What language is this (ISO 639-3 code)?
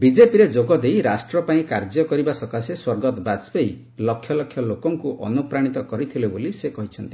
ori